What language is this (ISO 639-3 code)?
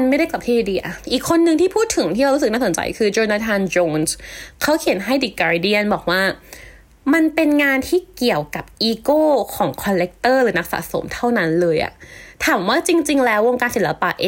tha